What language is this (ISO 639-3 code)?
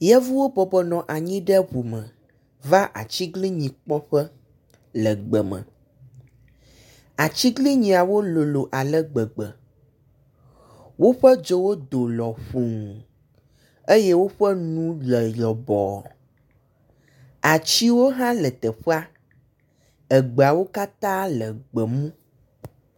ewe